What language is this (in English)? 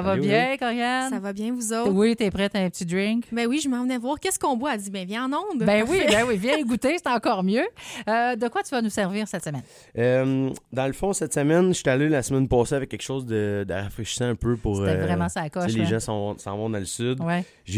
French